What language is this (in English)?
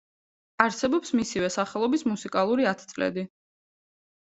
Georgian